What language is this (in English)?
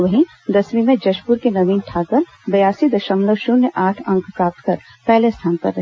Hindi